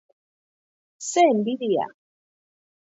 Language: Basque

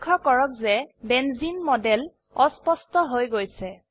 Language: Assamese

